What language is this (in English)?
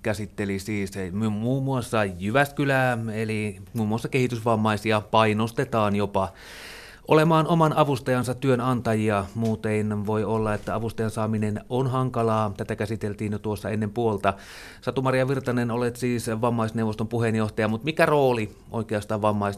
Finnish